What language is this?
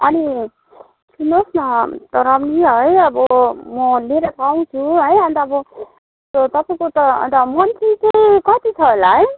Nepali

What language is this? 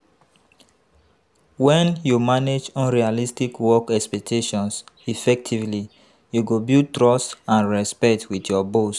Nigerian Pidgin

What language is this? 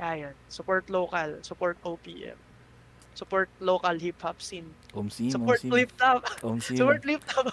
Filipino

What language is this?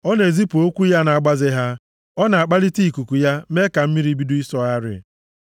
Igbo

